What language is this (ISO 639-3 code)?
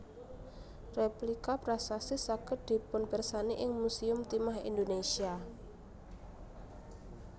jav